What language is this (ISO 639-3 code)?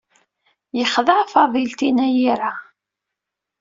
kab